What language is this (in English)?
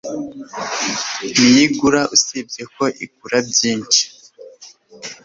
Kinyarwanda